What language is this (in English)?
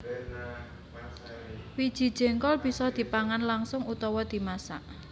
Javanese